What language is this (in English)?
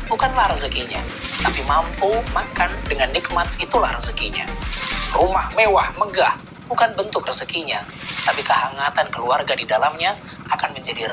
Indonesian